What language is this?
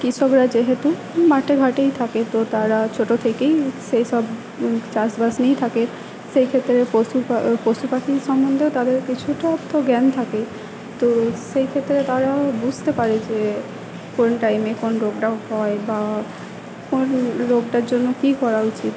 Bangla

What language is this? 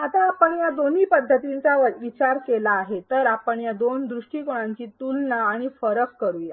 Marathi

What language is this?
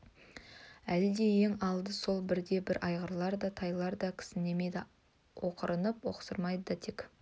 Kazakh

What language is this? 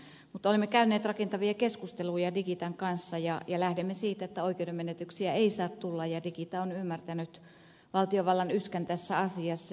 Finnish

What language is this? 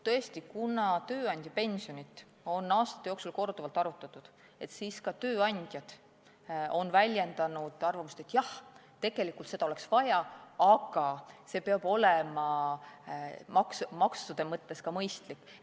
Estonian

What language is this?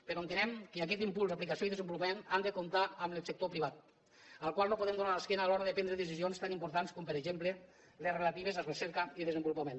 Catalan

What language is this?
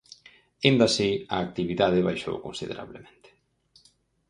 Galician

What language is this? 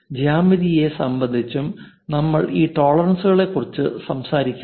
Malayalam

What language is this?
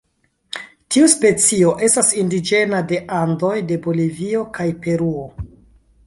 Esperanto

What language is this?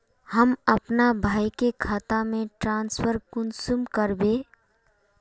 Magahi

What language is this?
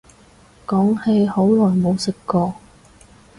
Cantonese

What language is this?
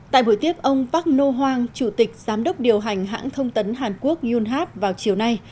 Vietnamese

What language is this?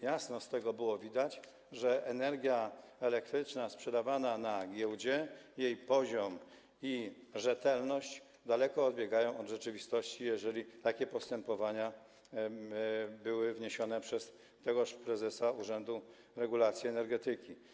Polish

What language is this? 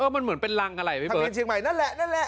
Thai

